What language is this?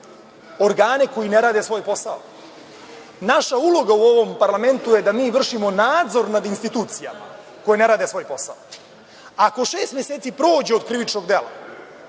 Serbian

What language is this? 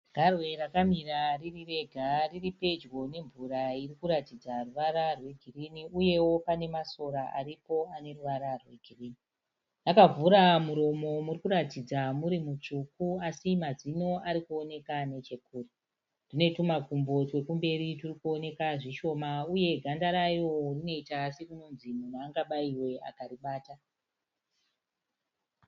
Shona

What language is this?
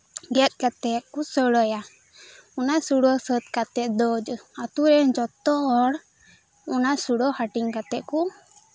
Santali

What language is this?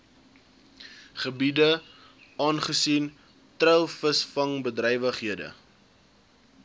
Afrikaans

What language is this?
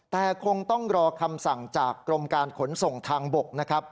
Thai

